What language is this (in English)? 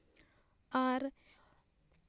Santali